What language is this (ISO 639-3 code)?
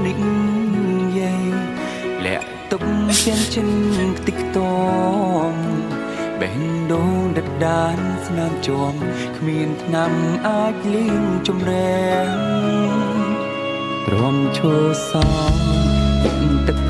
tha